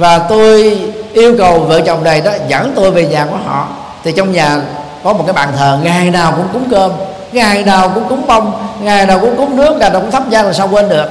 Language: Vietnamese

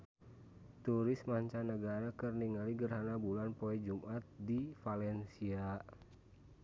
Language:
Sundanese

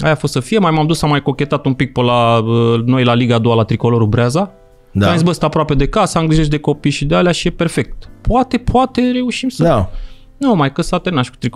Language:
Romanian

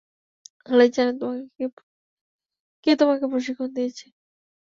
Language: Bangla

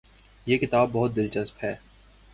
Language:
Urdu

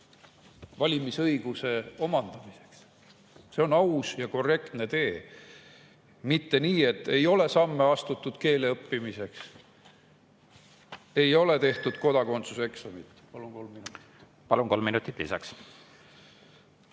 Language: Estonian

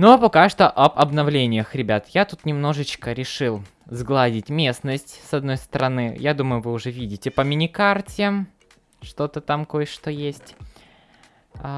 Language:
Russian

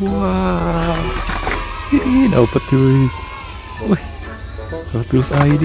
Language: Indonesian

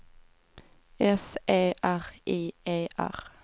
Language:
Swedish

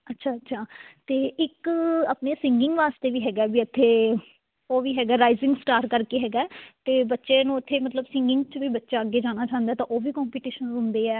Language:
Punjabi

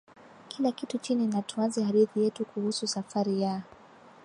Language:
Swahili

